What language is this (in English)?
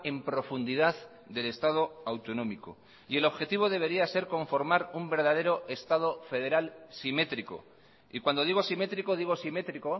Spanish